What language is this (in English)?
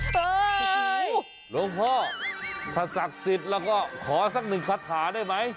Thai